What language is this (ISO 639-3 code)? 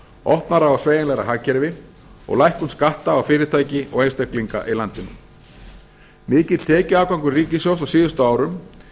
isl